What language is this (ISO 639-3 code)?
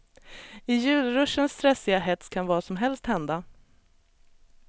swe